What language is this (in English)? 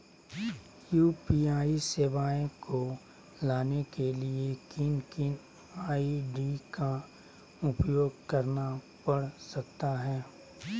Magahi